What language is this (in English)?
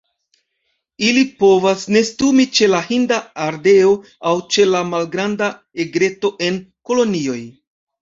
Esperanto